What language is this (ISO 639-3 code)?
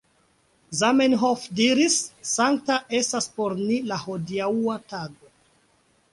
epo